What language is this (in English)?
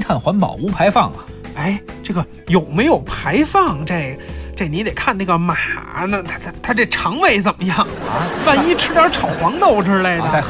Chinese